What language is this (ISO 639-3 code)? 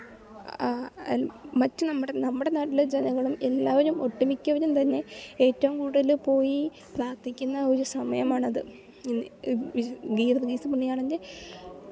mal